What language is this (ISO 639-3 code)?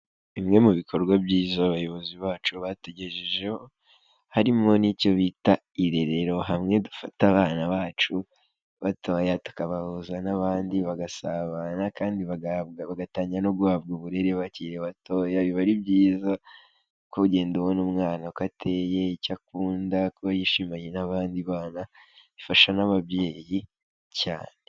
kin